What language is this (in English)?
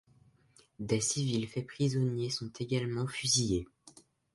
French